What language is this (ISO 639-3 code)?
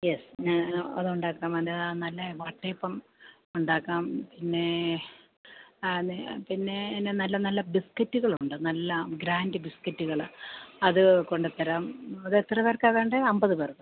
mal